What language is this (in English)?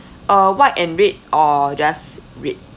English